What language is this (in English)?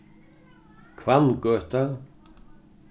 Faroese